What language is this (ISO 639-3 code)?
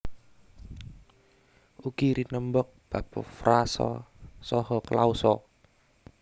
jav